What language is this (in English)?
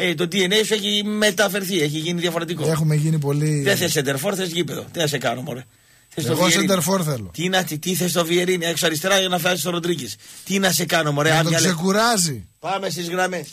Greek